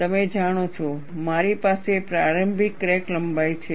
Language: Gujarati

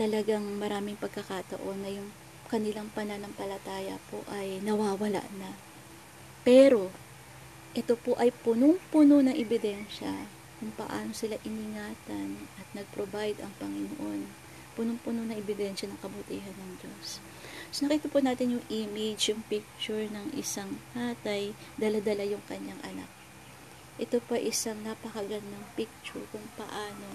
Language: Filipino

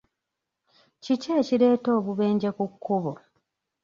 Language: Ganda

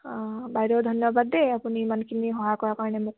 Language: Assamese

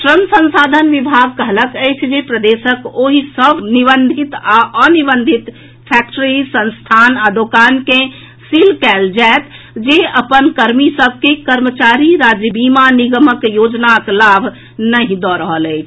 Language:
Maithili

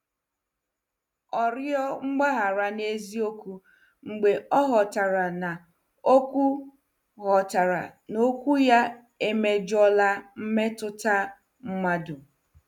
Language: Igbo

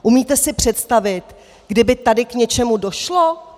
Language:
Czech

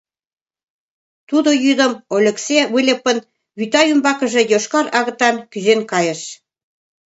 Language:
Mari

